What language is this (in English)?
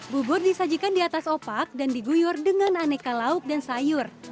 Indonesian